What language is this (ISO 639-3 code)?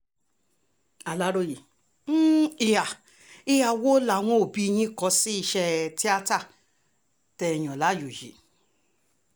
yor